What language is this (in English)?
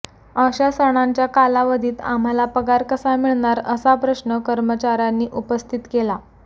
Marathi